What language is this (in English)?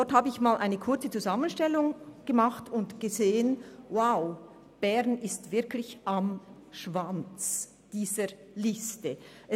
Swiss German